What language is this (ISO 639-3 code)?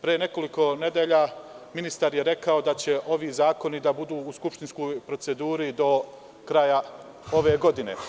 srp